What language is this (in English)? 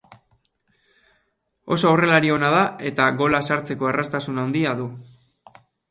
Basque